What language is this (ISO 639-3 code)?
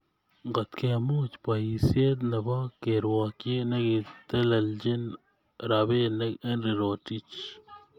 kln